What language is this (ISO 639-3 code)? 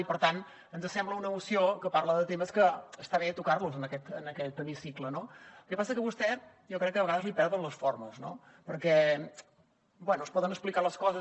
cat